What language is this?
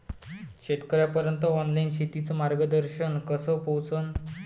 Marathi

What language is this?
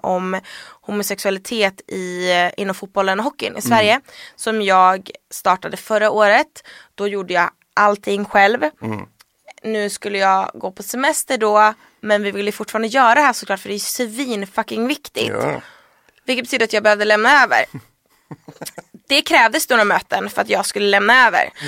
Swedish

